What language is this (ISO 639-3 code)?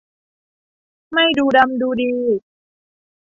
tha